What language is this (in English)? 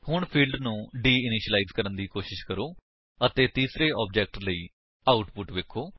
Punjabi